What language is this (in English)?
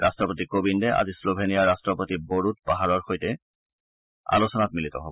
Assamese